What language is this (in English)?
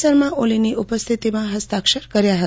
Gujarati